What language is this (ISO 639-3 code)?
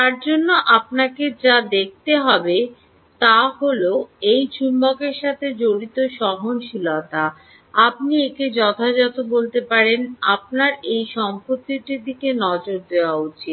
ben